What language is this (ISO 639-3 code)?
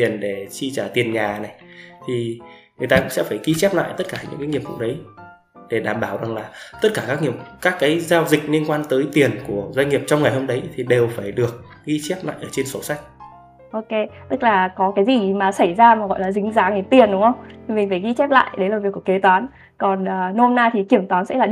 vie